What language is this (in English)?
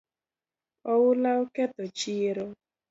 Luo (Kenya and Tanzania)